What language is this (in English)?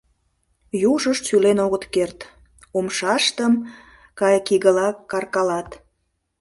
Mari